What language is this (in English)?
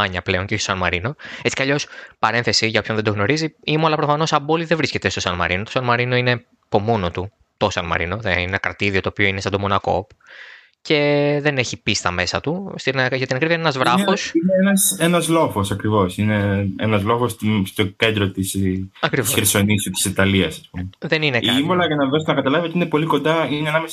Greek